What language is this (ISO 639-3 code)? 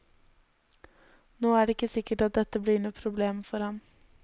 nor